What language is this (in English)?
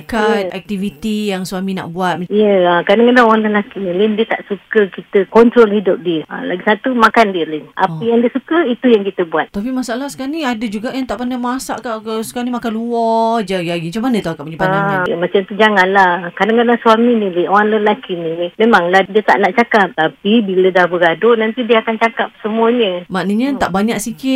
Malay